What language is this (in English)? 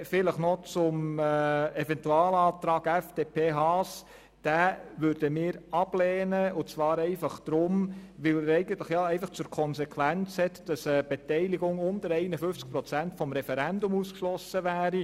Swiss German